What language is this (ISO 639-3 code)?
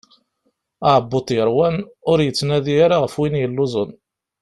kab